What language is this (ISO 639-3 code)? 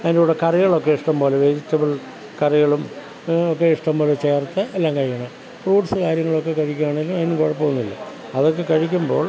mal